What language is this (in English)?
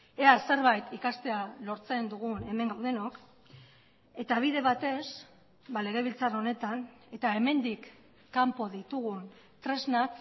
Basque